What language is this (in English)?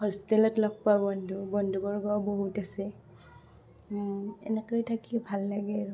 Assamese